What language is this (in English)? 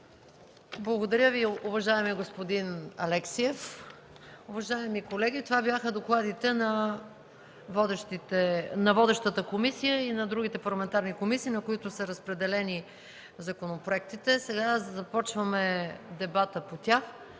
Bulgarian